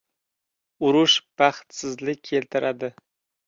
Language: Uzbek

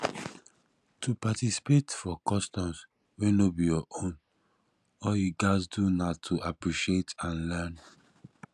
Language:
Nigerian Pidgin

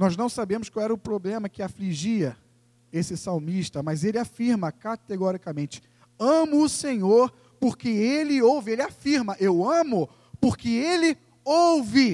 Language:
Portuguese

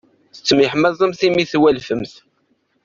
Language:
Kabyle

